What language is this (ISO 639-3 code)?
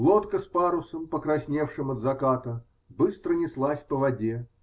rus